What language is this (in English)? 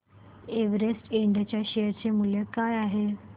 Marathi